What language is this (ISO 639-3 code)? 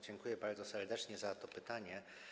pol